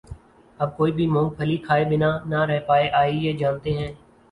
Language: Urdu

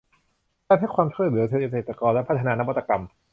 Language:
Thai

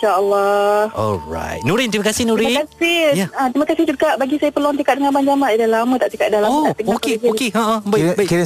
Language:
Malay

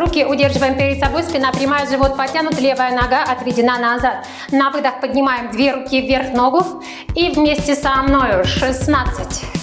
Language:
Russian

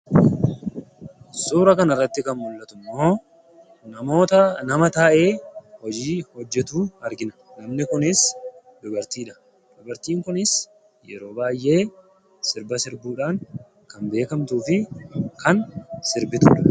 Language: Oromo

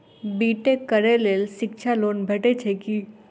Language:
Maithili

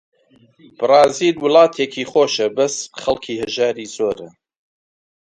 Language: Central Kurdish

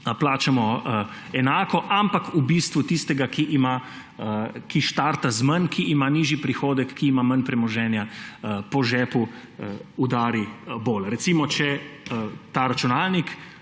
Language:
Slovenian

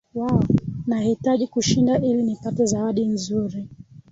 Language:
Swahili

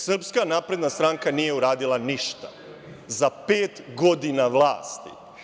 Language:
Serbian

